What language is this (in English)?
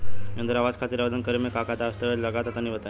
Bhojpuri